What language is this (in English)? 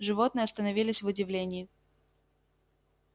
Russian